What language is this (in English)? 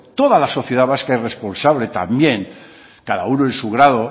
Spanish